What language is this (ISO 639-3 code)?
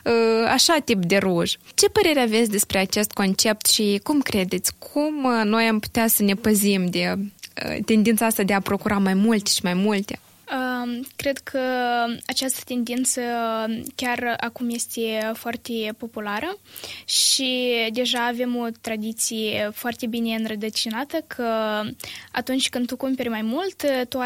ron